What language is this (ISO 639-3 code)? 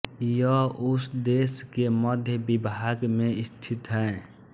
hin